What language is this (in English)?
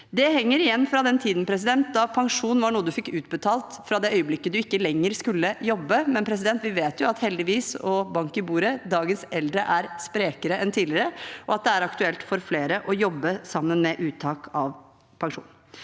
Norwegian